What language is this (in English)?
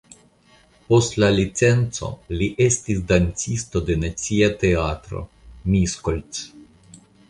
Esperanto